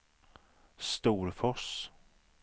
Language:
Swedish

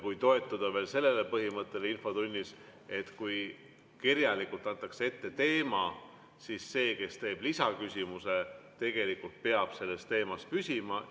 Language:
Estonian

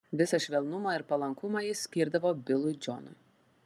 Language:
Lithuanian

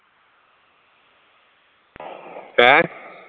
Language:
Punjabi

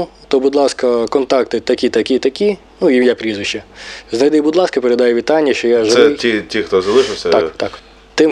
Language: Ukrainian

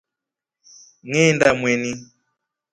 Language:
Rombo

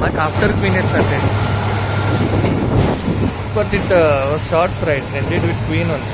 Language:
Russian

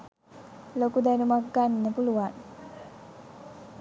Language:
Sinhala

